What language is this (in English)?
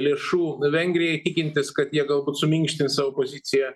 Lithuanian